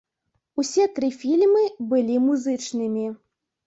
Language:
Belarusian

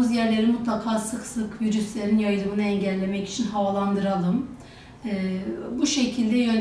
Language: Turkish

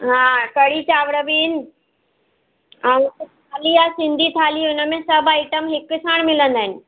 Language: Sindhi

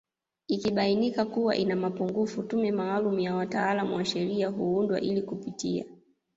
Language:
Swahili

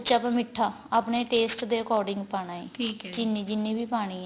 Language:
Punjabi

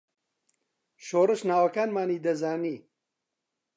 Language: Central Kurdish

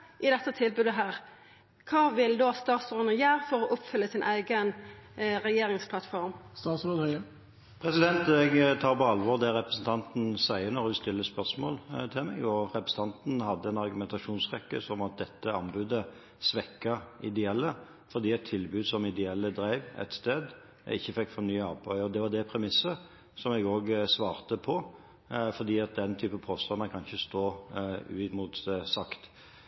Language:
Norwegian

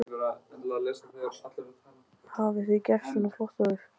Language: Icelandic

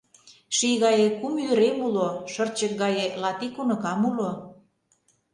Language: Mari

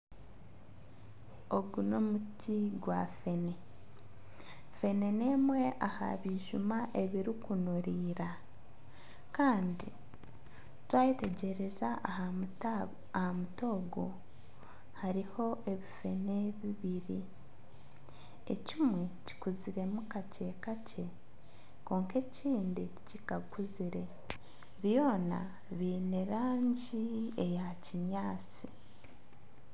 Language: Nyankole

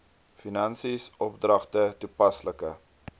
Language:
Afrikaans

